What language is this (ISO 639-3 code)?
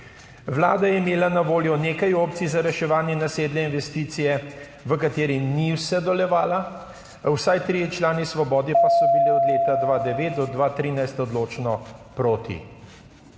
slv